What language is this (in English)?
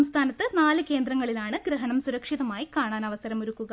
Malayalam